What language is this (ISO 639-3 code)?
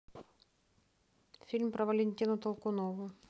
rus